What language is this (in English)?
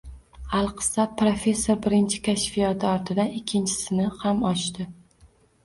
Uzbek